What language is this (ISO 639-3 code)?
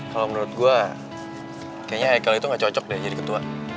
ind